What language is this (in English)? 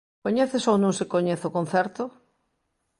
Galician